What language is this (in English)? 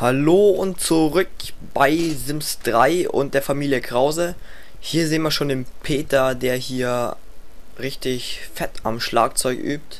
German